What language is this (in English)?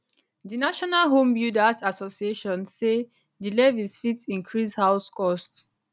Nigerian Pidgin